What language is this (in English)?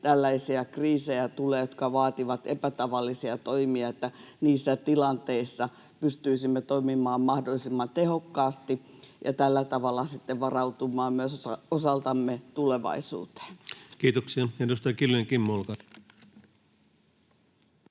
Finnish